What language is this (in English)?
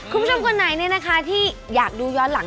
Thai